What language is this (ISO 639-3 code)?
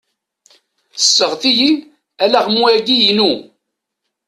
kab